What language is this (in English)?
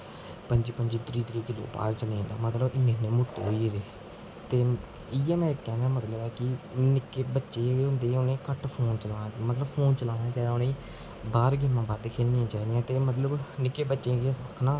Dogri